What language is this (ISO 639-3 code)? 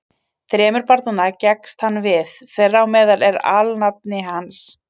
isl